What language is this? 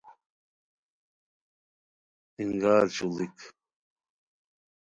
Khowar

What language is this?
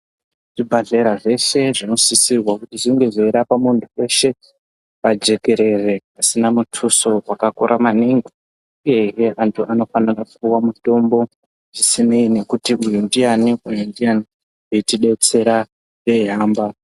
Ndau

